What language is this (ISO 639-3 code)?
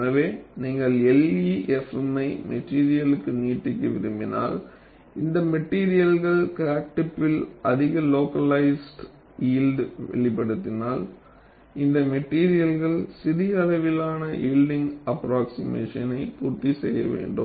tam